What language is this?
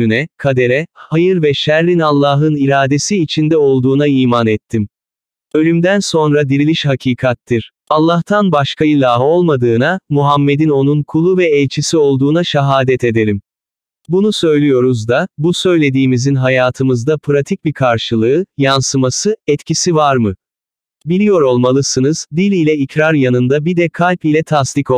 Turkish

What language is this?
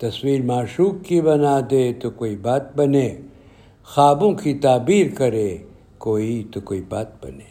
Urdu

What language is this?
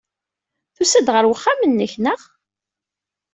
Kabyle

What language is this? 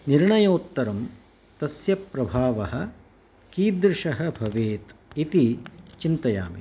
Sanskrit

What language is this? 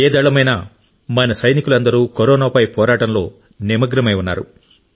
Telugu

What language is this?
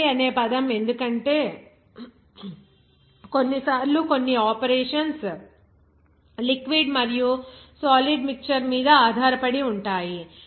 Telugu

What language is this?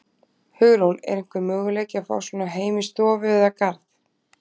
Icelandic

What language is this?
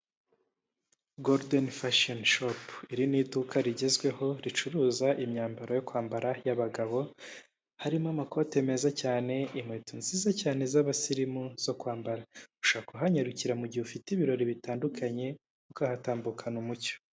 Kinyarwanda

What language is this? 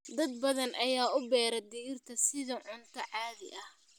Somali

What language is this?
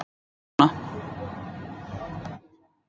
Icelandic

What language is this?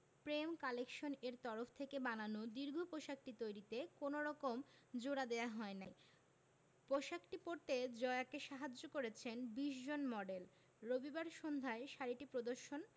Bangla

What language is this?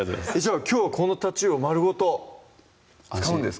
Japanese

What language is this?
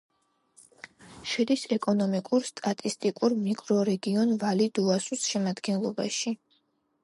Georgian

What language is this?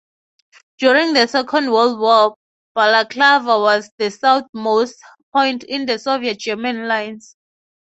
English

